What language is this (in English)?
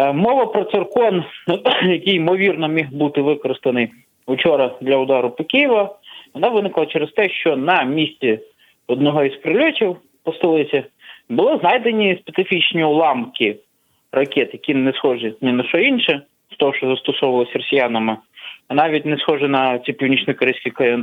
Ukrainian